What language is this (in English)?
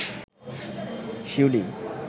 Bangla